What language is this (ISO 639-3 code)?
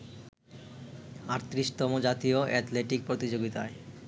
ben